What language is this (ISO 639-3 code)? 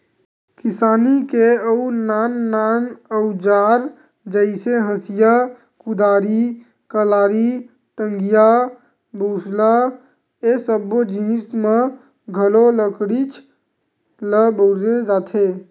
hne